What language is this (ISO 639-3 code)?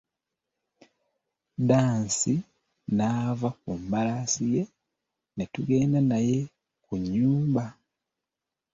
lug